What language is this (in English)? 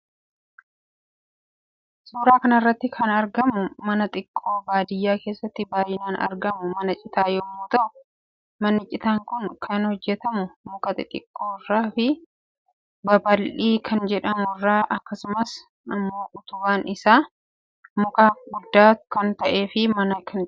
Oromo